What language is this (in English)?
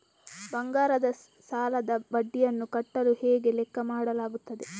Kannada